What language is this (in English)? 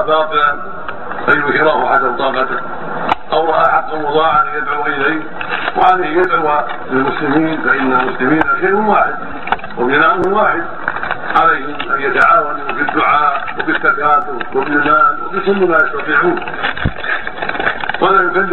Arabic